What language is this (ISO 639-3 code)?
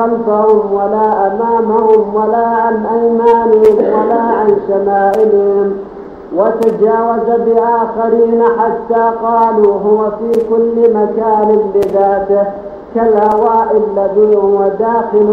ara